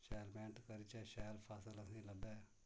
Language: Dogri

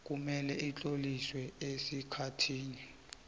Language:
South Ndebele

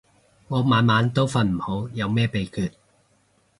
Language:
Cantonese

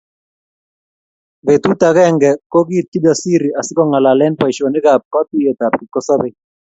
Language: Kalenjin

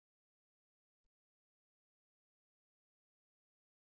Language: Telugu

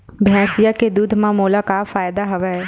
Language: Chhattisgarhi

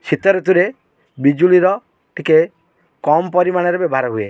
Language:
Odia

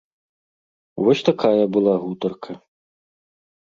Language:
Belarusian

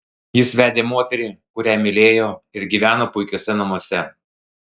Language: Lithuanian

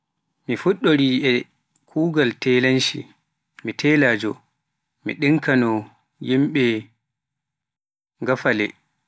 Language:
Pular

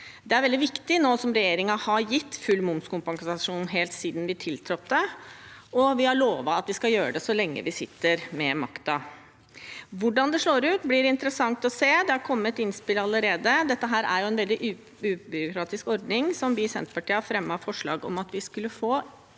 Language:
Norwegian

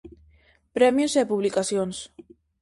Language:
Galician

